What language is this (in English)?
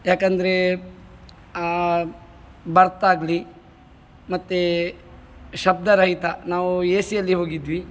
Kannada